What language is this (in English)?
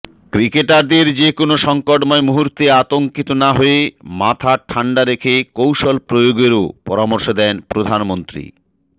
Bangla